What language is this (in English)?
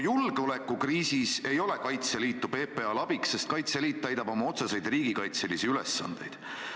Estonian